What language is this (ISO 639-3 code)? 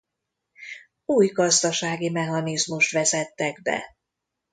hun